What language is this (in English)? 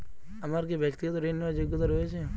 Bangla